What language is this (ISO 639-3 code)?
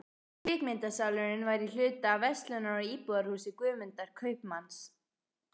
isl